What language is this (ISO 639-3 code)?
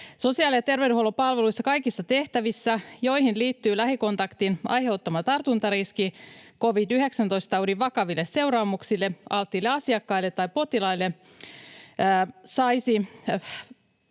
fin